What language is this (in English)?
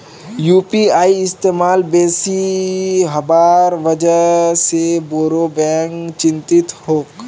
Magahi